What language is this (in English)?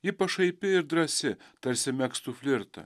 Lithuanian